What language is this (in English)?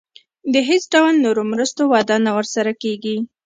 Pashto